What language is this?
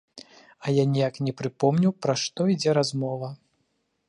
Belarusian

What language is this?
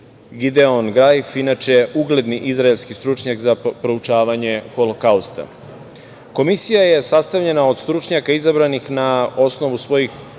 Serbian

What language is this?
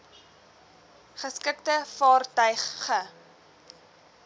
Afrikaans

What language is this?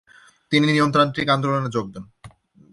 Bangla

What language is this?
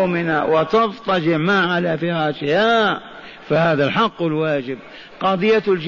Arabic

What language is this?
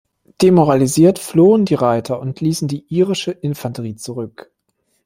German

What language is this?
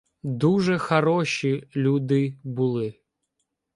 Ukrainian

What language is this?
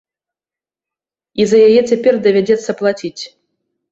Belarusian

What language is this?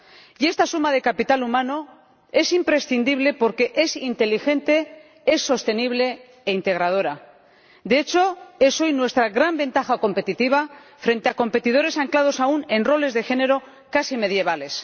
Spanish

